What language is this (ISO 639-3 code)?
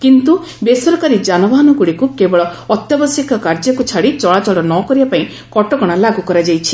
ori